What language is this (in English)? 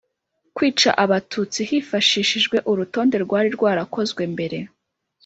Kinyarwanda